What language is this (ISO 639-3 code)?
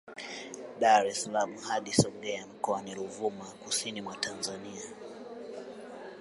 swa